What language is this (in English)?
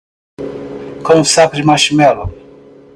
Portuguese